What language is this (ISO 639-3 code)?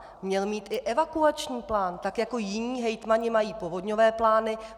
ces